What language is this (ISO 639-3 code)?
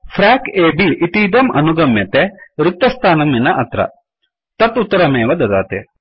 san